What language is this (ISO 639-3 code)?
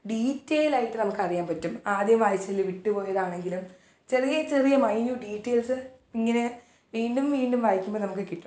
mal